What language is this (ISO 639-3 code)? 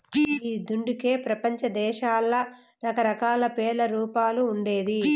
tel